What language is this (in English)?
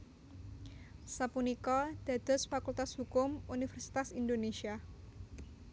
Javanese